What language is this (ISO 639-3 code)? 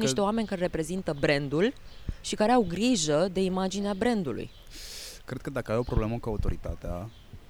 ron